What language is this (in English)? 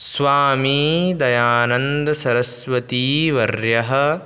Sanskrit